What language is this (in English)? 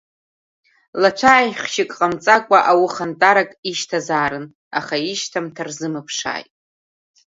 Abkhazian